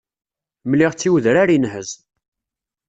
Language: Kabyle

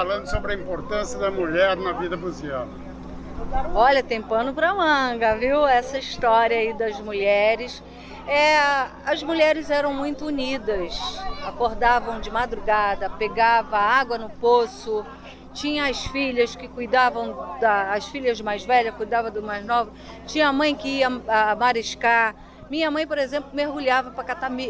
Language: Portuguese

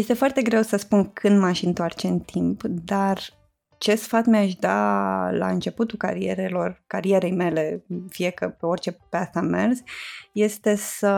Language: Romanian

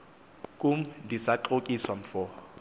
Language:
Xhosa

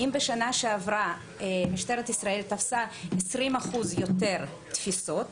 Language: Hebrew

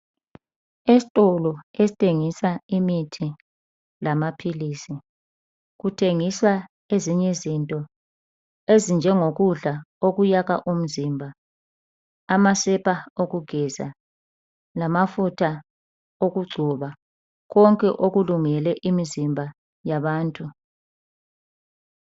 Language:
North Ndebele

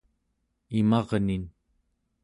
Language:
Central Yupik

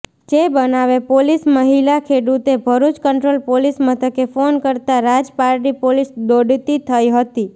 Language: Gujarati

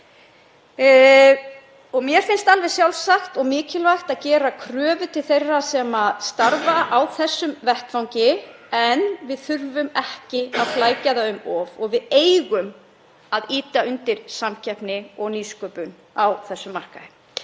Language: Icelandic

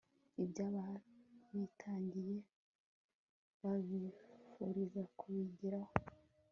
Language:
Kinyarwanda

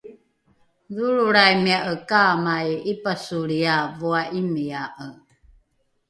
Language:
Rukai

